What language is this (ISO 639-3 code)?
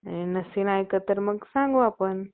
mar